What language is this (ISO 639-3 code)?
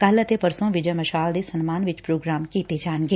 pan